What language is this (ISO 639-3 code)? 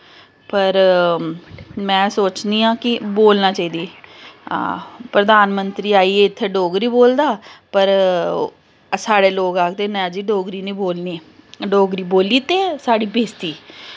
doi